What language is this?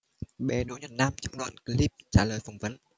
Vietnamese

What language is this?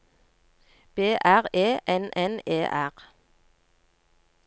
Norwegian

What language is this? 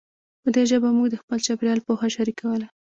Pashto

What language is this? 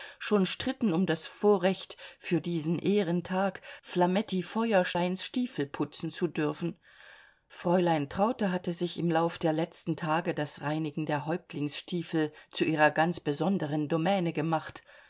German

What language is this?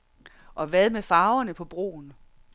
Danish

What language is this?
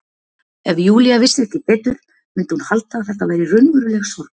Icelandic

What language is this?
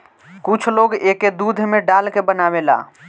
Bhojpuri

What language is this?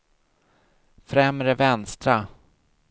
Swedish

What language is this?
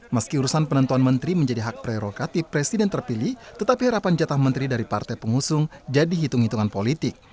Indonesian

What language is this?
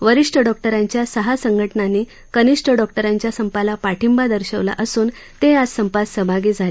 Marathi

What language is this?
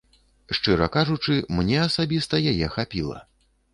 Belarusian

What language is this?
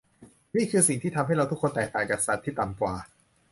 Thai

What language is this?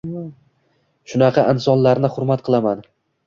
Uzbek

